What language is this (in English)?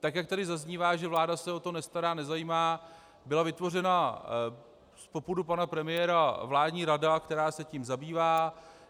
Czech